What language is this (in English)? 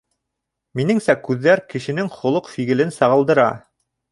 Bashkir